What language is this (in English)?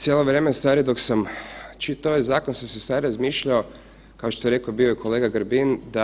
Croatian